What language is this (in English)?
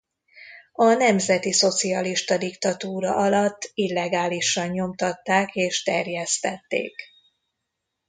Hungarian